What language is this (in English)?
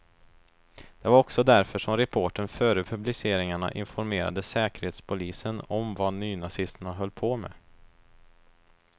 Swedish